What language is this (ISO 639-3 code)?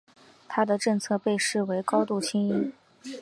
zho